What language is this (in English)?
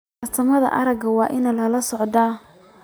Somali